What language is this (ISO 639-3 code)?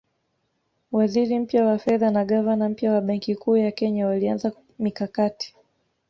swa